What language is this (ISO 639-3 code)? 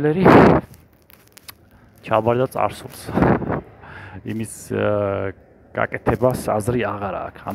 ara